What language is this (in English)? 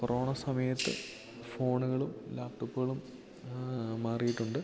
Malayalam